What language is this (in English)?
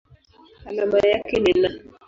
Swahili